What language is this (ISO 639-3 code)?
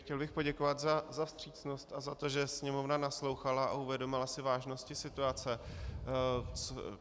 ces